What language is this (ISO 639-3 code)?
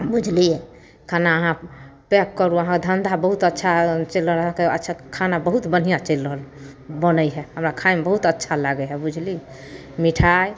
mai